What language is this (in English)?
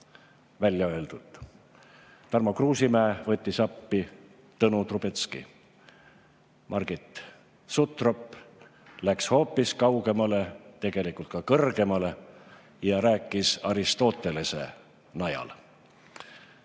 Estonian